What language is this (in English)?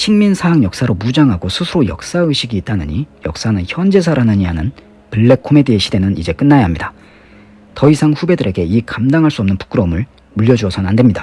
Korean